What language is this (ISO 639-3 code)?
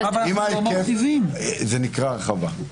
heb